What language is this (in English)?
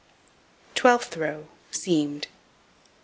English